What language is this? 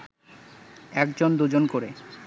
Bangla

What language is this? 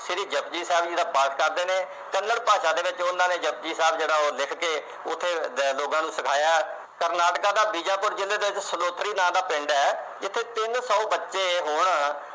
Punjabi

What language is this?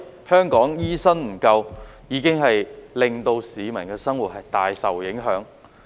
Cantonese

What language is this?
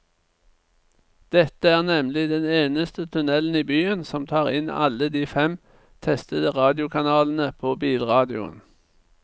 Norwegian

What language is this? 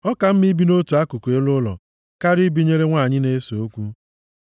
Igbo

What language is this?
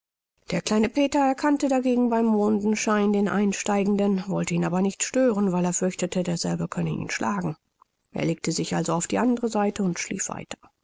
German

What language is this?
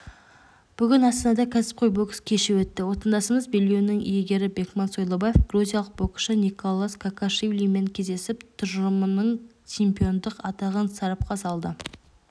Kazakh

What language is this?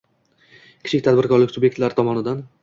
Uzbek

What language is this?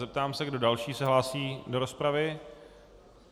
Czech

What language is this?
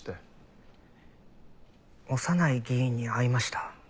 Japanese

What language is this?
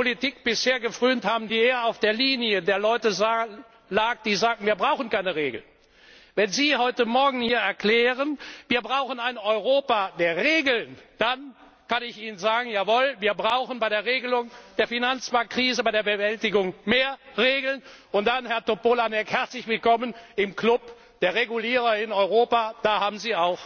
German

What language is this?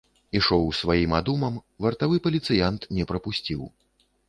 Belarusian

